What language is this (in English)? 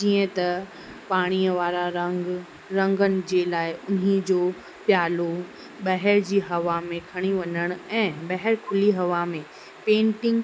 Sindhi